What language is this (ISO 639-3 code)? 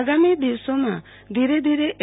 guj